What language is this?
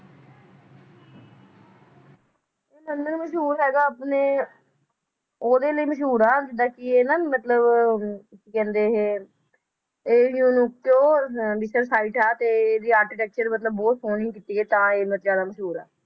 Punjabi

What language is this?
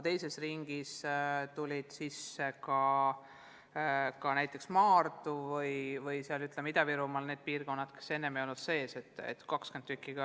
Estonian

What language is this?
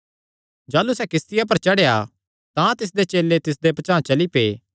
Kangri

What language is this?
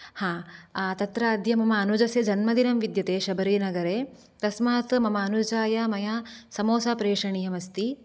Sanskrit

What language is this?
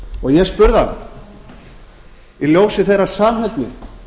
Icelandic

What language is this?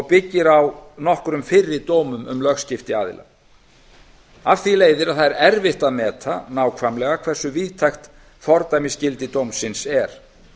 Icelandic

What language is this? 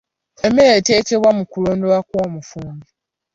Ganda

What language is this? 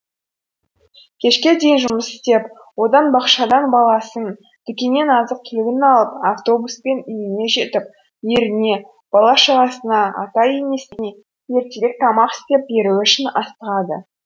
Kazakh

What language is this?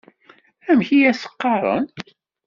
Kabyle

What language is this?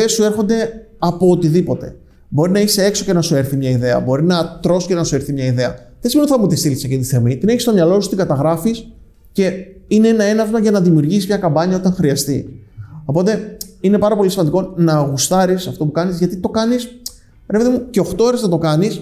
Greek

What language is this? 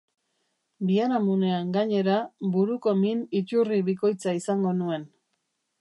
Basque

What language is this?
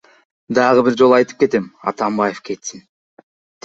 Kyrgyz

